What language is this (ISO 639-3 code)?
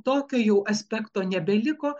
lit